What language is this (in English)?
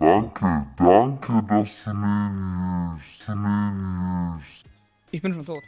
German